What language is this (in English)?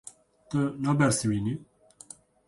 Kurdish